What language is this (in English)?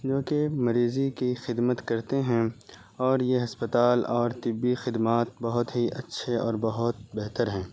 Urdu